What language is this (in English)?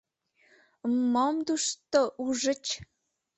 Mari